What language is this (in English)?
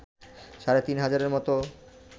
Bangla